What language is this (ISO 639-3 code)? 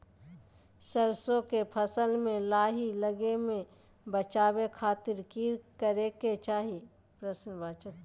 mag